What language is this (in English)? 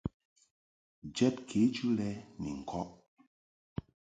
Mungaka